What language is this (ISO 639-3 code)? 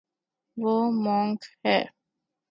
urd